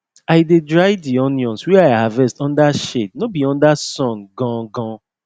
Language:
Nigerian Pidgin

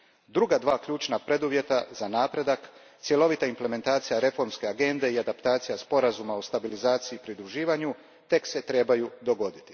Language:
Croatian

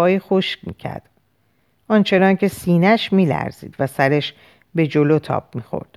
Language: Persian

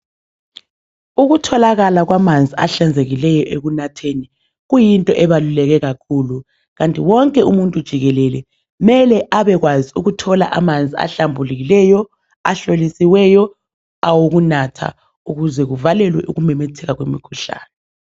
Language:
North Ndebele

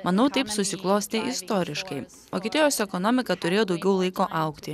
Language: Lithuanian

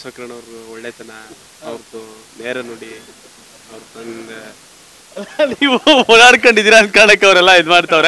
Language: Hindi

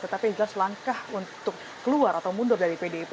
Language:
Indonesian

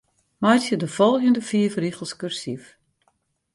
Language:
Western Frisian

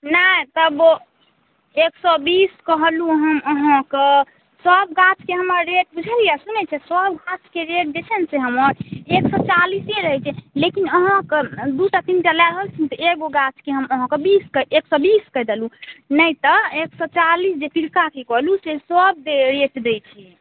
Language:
Maithili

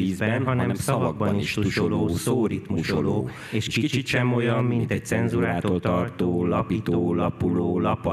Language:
Hungarian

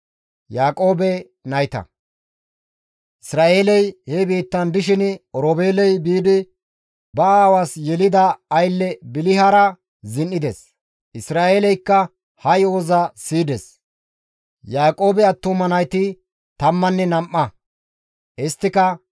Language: Gamo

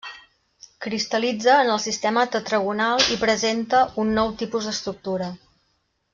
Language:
Catalan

